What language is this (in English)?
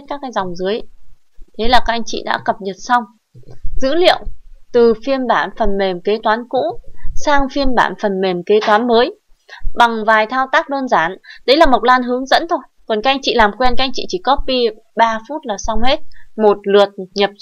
Vietnamese